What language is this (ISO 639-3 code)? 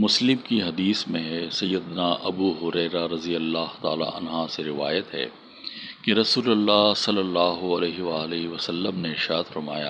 urd